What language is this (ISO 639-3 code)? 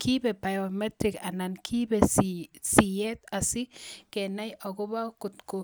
kln